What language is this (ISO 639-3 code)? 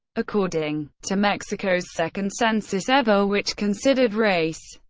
eng